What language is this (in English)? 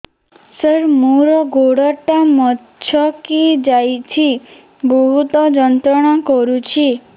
Odia